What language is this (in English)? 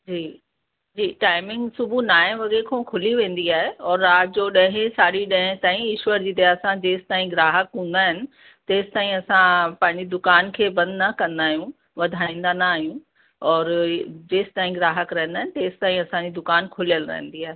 Sindhi